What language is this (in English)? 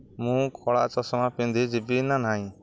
Odia